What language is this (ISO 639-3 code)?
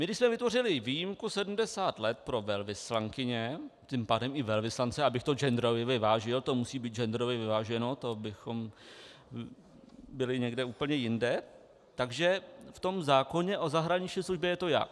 ces